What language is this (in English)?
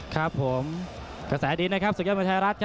Thai